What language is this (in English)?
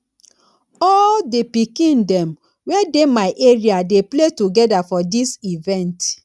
Nigerian Pidgin